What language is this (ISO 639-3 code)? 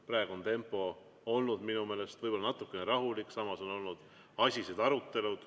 est